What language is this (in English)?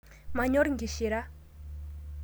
Masai